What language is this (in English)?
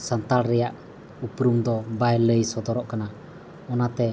Santali